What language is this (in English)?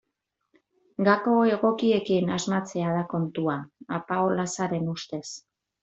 Basque